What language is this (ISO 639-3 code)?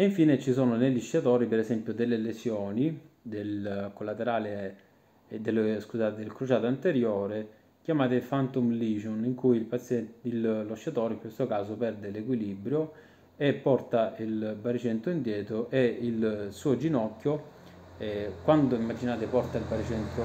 ita